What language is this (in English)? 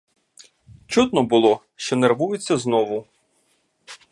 Ukrainian